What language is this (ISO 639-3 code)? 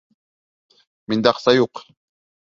bak